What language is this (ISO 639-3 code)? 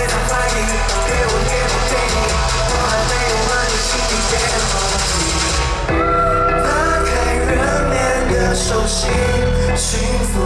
zho